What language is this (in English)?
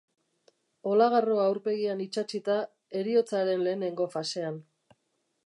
Basque